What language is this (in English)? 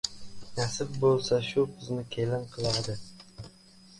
Uzbek